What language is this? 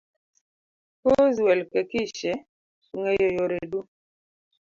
Luo (Kenya and Tanzania)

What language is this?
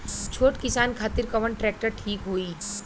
Bhojpuri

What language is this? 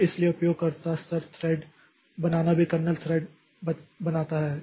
Hindi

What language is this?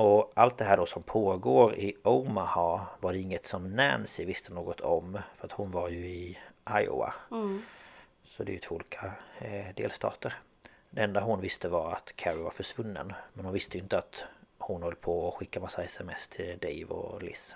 Swedish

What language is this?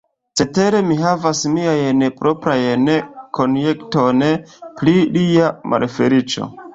Esperanto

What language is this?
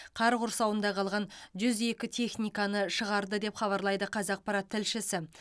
Kazakh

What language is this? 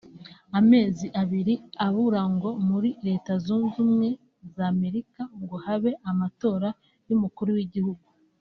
Kinyarwanda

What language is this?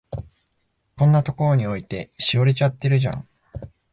Japanese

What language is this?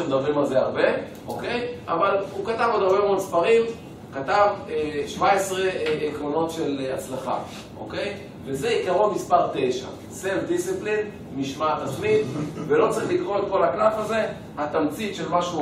Hebrew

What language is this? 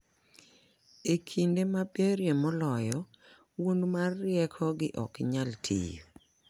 Luo (Kenya and Tanzania)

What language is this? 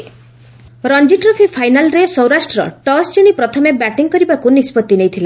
Odia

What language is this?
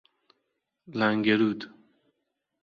Persian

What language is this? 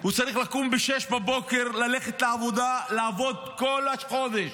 Hebrew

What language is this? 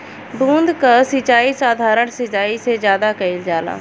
Bhojpuri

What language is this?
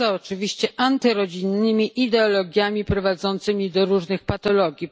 Polish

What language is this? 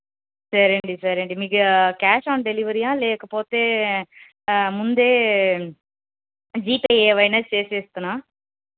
Telugu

